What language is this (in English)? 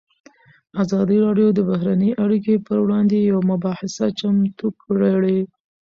Pashto